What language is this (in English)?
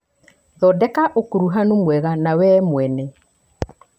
Kikuyu